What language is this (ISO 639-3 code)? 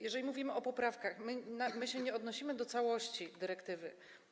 pol